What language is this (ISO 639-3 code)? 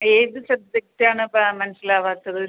mal